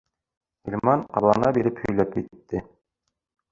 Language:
Bashkir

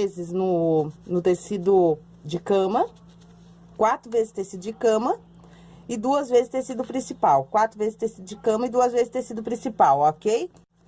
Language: Portuguese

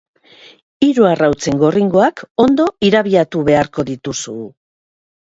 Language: Basque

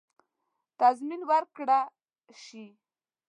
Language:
Pashto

